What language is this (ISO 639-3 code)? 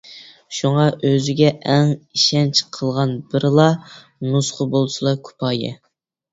uig